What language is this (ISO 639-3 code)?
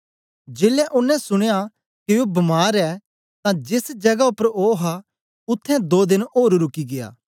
doi